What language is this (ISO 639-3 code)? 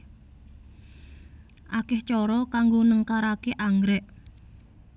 jav